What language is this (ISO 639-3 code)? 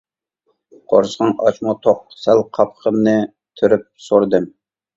uig